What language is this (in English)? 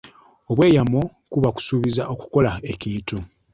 Ganda